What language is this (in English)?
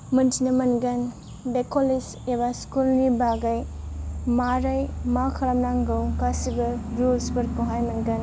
Bodo